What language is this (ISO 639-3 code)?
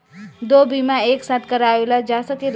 bho